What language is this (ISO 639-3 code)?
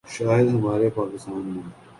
urd